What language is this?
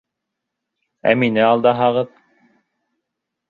Bashkir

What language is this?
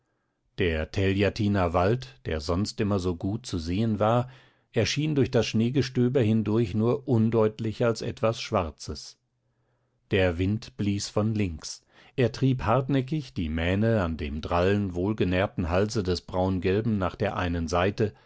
German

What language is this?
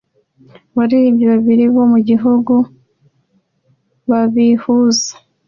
Kinyarwanda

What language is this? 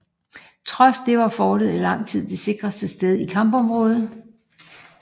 Danish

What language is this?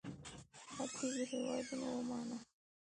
Pashto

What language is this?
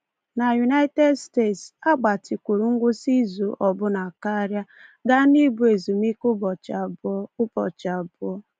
Igbo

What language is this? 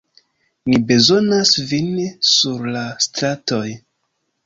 Esperanto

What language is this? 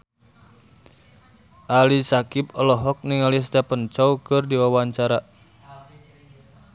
Sundanese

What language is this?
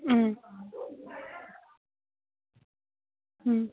Manipuri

